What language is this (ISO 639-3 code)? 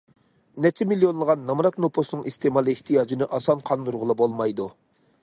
uig